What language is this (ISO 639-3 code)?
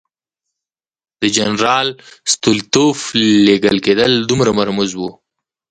pus